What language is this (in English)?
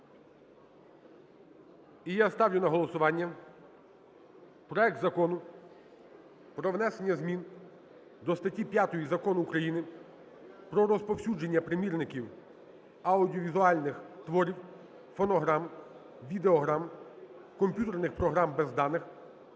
Ukrainian